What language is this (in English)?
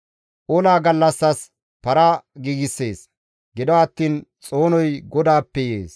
Gamo